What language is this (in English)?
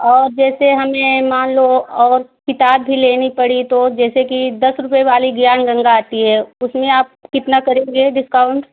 Hindi